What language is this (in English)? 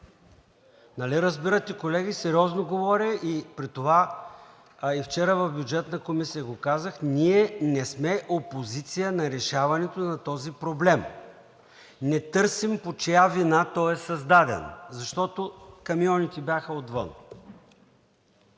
Bulgarian